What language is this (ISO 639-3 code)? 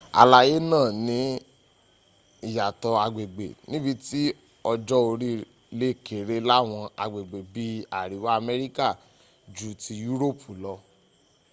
yor